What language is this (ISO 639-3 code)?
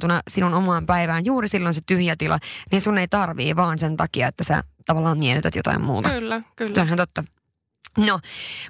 fin